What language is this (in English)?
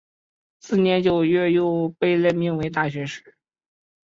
Chinese